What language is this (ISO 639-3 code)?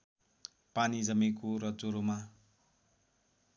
nep